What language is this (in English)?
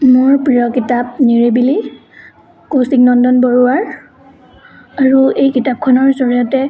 Assamese